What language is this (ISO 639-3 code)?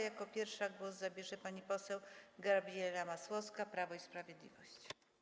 pol